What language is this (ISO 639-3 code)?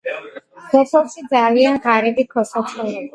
kat